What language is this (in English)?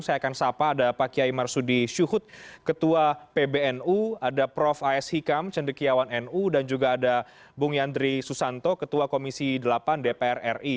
Indonesian